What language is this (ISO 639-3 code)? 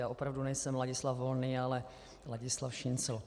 ces